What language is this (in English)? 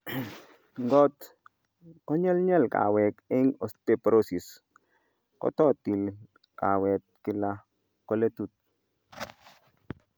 Kalenjin